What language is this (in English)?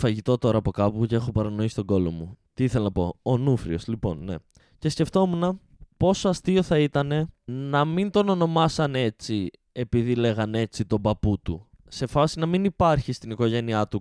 Greek